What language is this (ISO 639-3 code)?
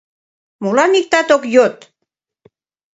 chm